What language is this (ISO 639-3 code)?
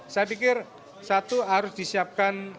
ind